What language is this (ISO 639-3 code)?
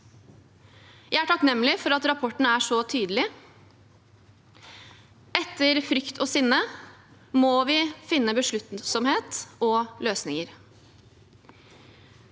nor